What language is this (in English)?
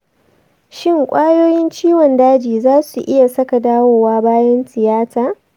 Hausa